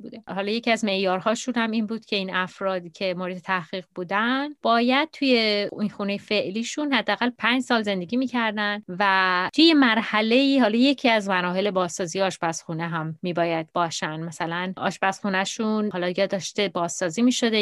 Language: Persian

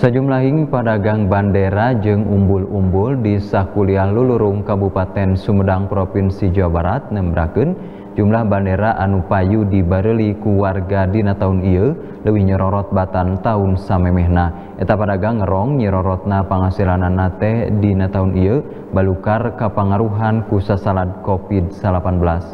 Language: Indonesian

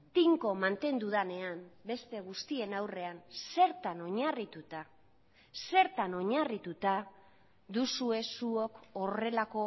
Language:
Basque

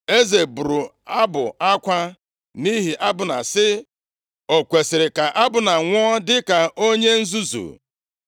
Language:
Igbo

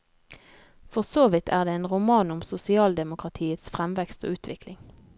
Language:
Norwegian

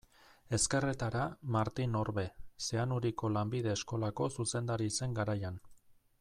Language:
Basque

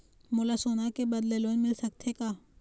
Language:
Chhattisgarhi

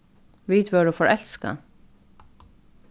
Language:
Faroese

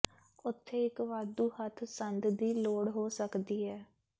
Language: Punjabi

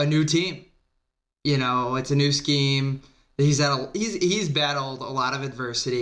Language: English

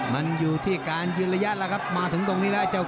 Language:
Thai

